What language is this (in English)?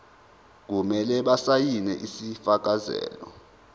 Zulu